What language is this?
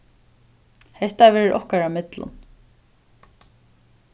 Faroese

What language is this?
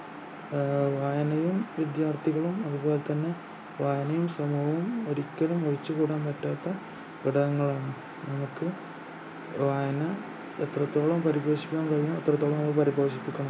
Malayalam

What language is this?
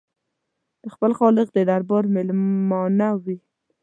Pashto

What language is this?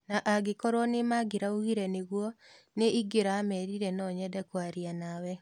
Kikuyu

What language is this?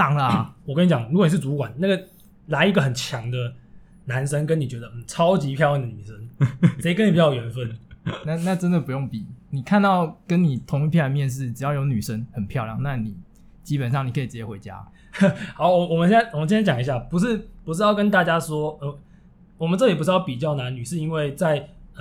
Chinese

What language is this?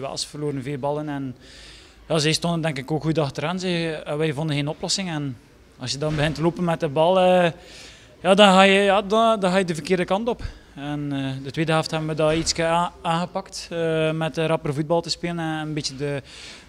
Dutch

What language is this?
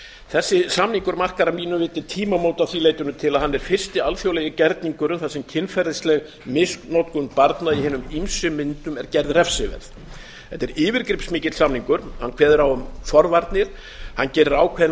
Icelandic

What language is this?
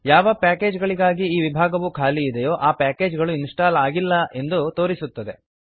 Kannada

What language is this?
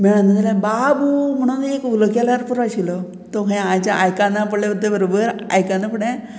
Konkani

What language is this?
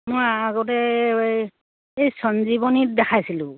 Assamese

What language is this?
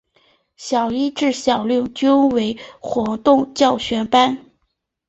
Chinese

